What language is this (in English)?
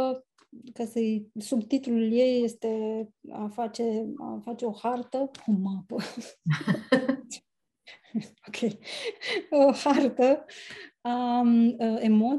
Romanian